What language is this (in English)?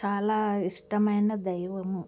Telugu